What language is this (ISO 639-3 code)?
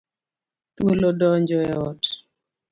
luo